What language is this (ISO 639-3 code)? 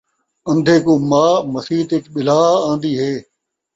skr